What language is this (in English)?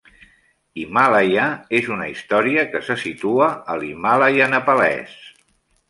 Catalan